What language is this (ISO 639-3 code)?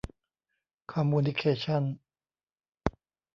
tha